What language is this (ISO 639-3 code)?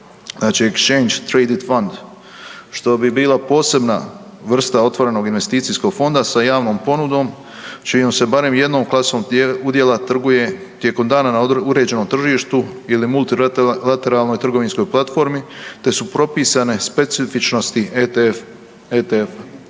hrv